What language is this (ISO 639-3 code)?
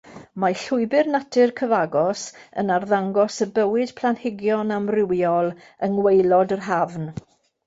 cym